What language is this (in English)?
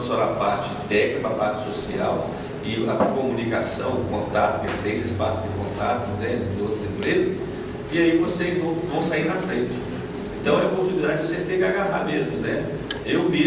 Portuguese